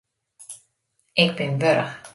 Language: Western Frisian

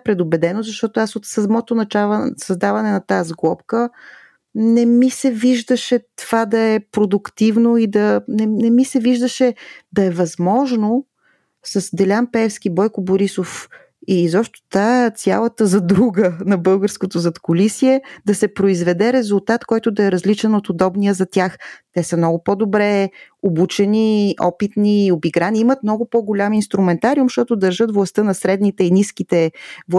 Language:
Bulgarian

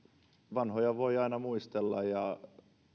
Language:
Finnish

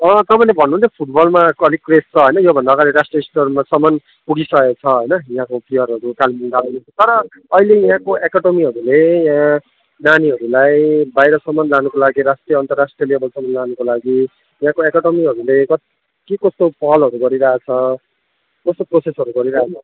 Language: Nepali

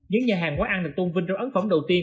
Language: Vietnamese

